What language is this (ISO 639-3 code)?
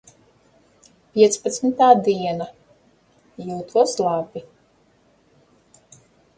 lav